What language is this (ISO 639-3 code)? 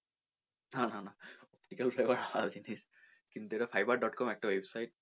ben